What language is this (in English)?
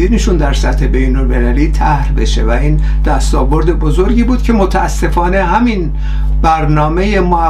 Persian